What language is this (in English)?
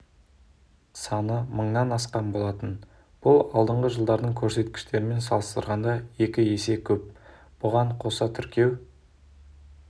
Kazakh